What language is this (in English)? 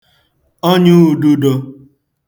Igbo